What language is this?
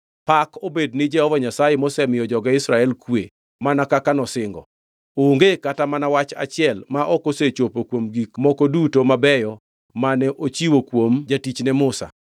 Luo (Kenya and Tanzania)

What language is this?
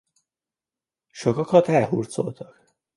Hungarian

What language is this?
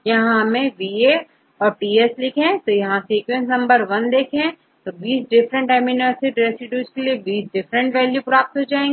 Hindi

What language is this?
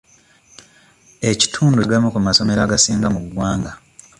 Ganda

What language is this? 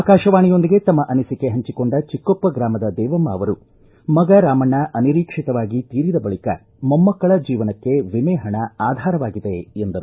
Kannada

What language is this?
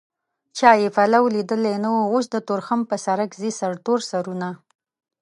Pashto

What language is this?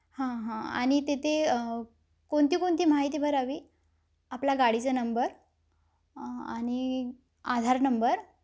Marathi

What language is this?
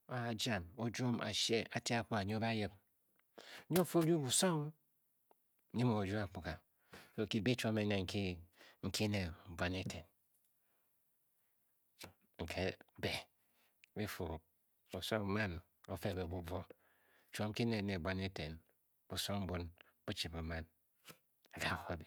Bokyi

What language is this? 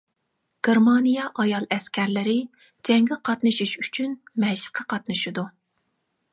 Uyghur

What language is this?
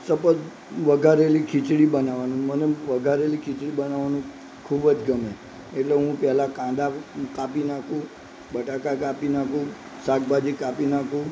Gujarati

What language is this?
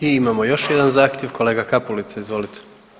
Croatian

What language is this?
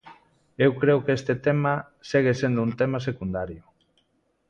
Galician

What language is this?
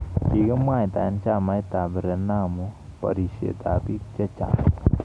Kalenjin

